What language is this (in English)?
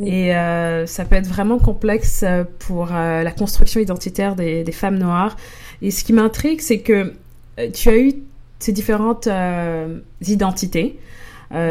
French